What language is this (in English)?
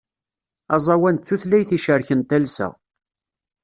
Kabyle